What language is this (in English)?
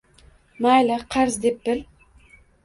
Uzbek